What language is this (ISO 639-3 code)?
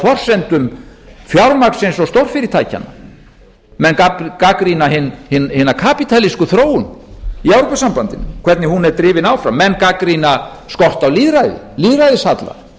isl